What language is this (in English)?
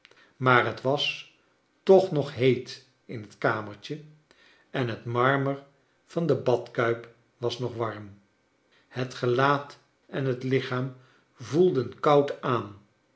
Dutch